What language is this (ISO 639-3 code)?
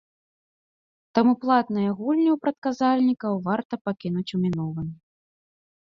bel